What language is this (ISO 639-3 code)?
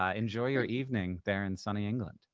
eng